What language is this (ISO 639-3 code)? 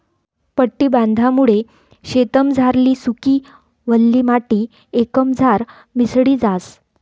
mar